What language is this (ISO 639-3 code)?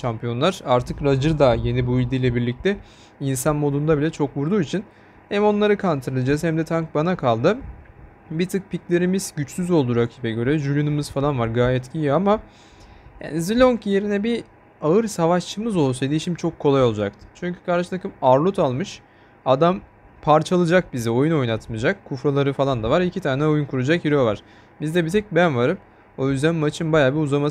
tur